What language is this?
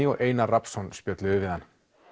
Icelandic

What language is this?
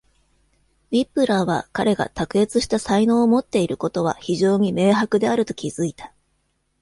Japanese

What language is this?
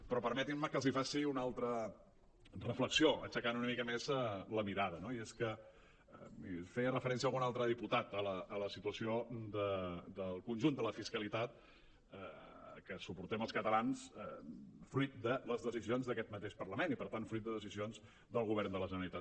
Catalan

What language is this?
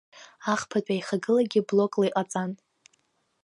Abkhazian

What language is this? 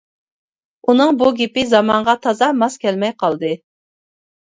Uyghur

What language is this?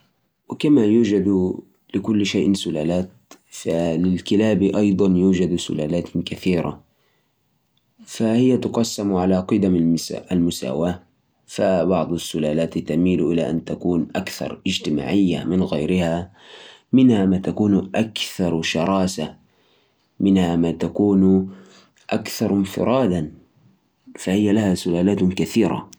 Najdi Arabic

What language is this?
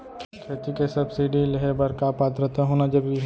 Chhattisgarhi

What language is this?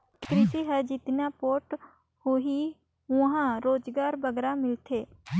Chhattisgarhi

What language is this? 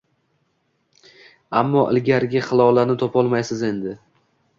Uzbek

